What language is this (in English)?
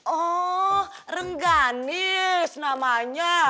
Indonesian